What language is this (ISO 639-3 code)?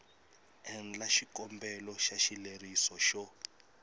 tso